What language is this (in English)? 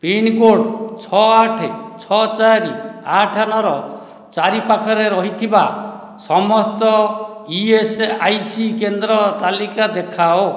Odia